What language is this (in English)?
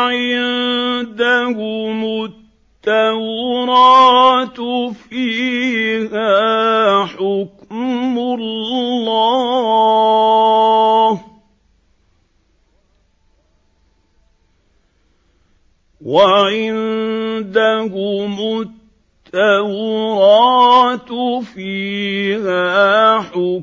Arabic